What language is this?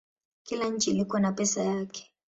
Swahili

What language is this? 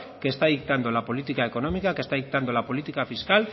Spanish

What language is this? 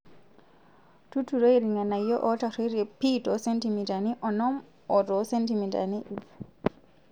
Masai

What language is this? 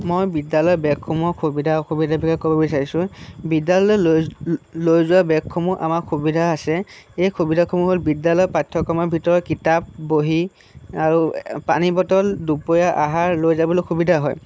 Assamese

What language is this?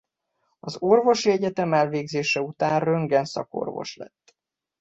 Hungarian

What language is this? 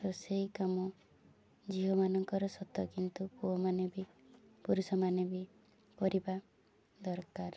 Odia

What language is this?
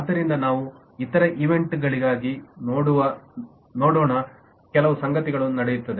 Kannada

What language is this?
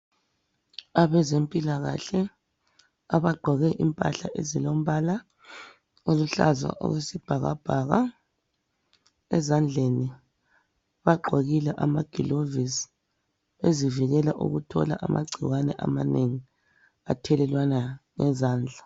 North Ndebele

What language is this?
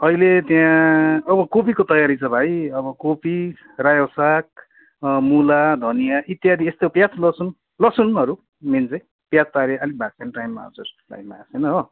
Nepali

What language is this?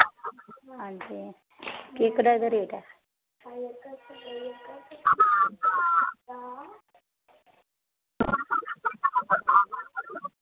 Dogri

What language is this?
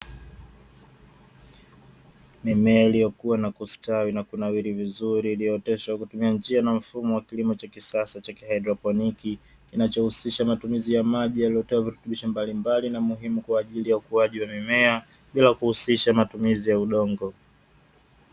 Swahili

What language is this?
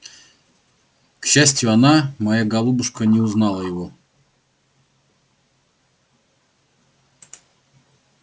Russian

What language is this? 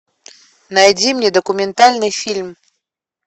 Russian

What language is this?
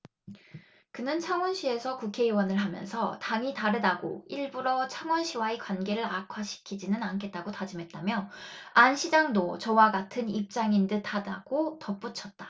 Korean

